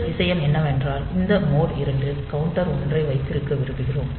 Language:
Tamil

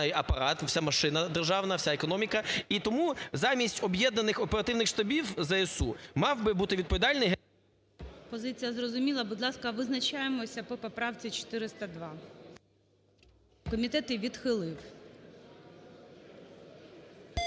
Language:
Ukrainian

